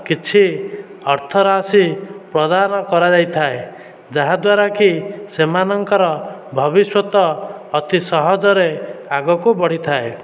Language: Odia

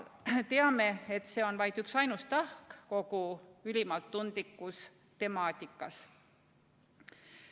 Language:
Estonian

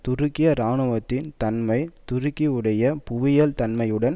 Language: Tamil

